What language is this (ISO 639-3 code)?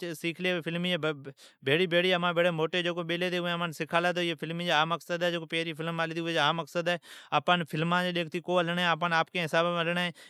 odk